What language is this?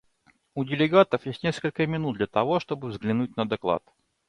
Russian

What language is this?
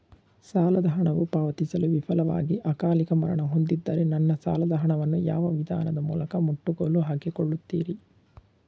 Kannada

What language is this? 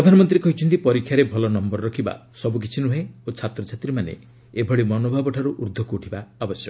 Odia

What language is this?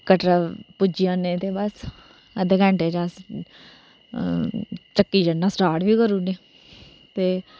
Dogri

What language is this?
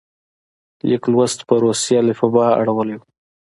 Pashto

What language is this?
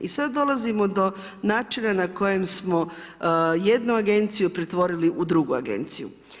Croatian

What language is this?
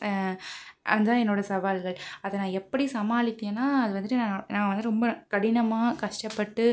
Tamil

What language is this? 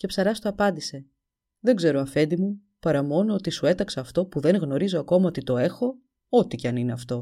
Greek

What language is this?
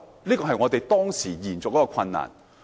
Cantonese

